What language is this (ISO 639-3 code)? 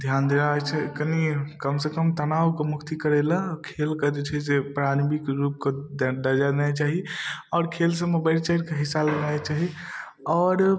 mai